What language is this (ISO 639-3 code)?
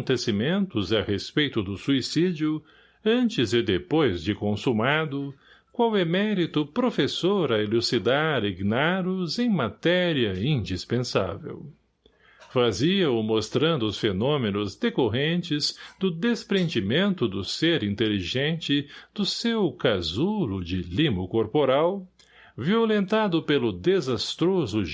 por